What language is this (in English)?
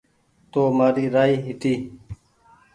Goaria